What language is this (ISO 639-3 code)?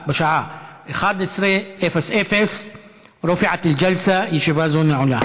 heb